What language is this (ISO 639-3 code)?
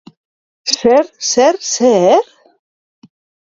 eus